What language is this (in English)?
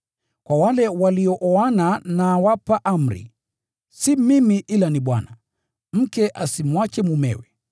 Swahili